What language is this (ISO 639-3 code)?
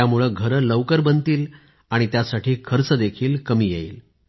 mar